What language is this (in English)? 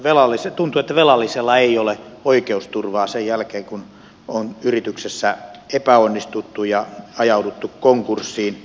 Finnish